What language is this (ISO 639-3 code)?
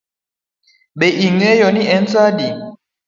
luo